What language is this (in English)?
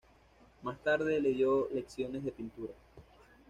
Spanish